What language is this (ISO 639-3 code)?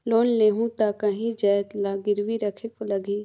hne